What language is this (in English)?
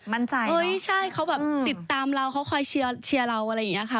Thai